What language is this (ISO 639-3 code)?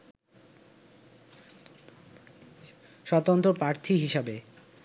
ben